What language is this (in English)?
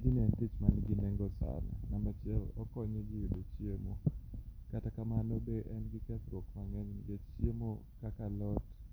Luo (Kenya and Tanzania)